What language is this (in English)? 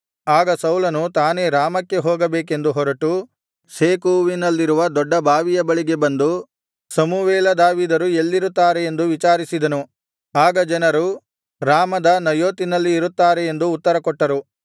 Kannada